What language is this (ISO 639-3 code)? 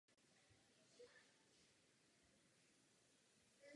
ces